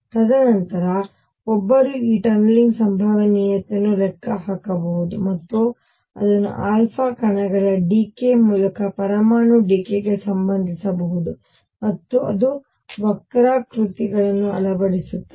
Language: Kannada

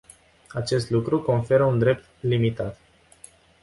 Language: Romanian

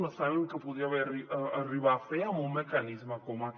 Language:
Catalan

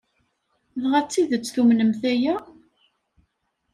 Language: Kabyle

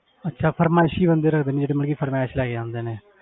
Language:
Punjabi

